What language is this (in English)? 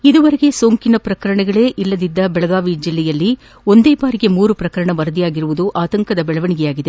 Kannada